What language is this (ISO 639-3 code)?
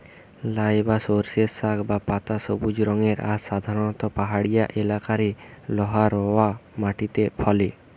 ben